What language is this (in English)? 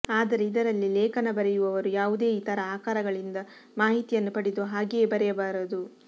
Kannada